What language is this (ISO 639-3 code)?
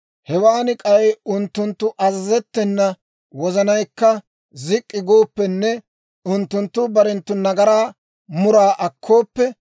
dwr